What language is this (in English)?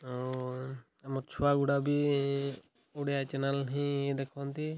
Odia